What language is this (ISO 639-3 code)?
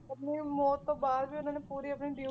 pan